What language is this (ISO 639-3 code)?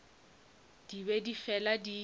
nso